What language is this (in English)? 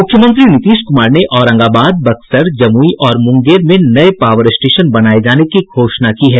Hindi